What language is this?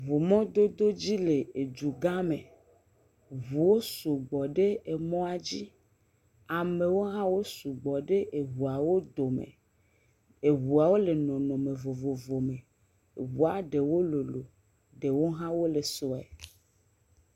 Ewe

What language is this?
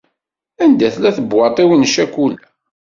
Kabyle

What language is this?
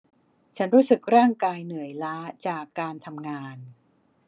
Thai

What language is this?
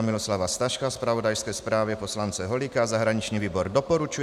Czech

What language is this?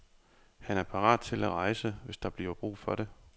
Danish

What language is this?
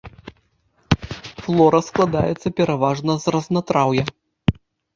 Belarusian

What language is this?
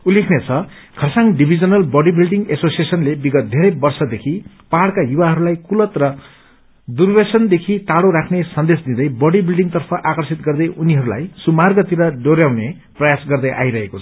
Nepali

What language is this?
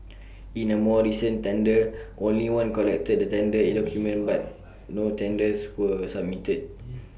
English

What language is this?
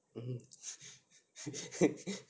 English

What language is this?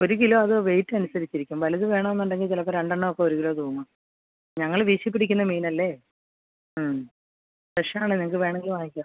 Malayalam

